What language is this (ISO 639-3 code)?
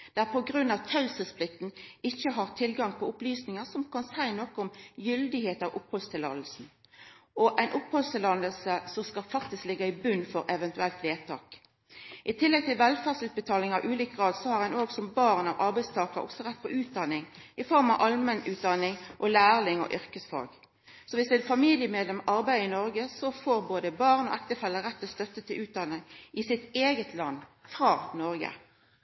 nno